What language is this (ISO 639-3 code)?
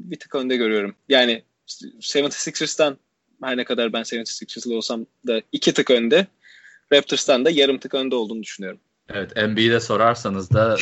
tur